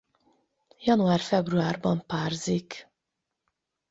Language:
Hungarian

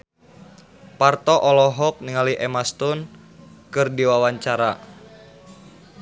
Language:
Sundanese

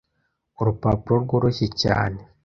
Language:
Kinyarwanda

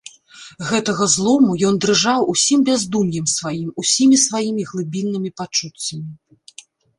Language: Belarusian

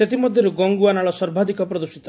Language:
Odia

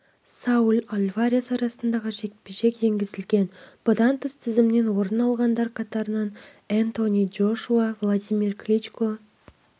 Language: Kazakh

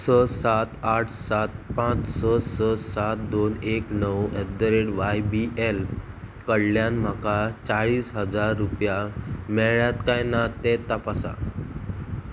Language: Konkani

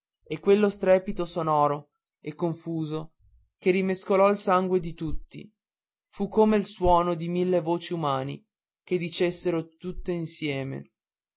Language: Italian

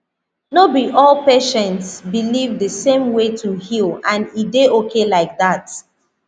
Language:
Nigerian Pidgin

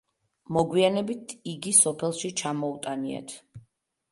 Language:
Georgian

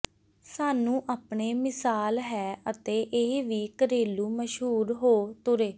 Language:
Punjabi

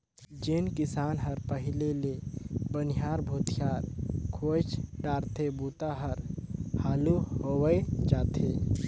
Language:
Chhattisgarhi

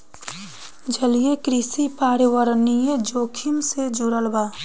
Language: Bhojpuri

